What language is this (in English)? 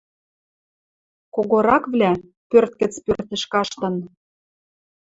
Western Mari